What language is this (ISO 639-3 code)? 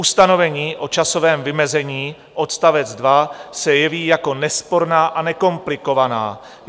ces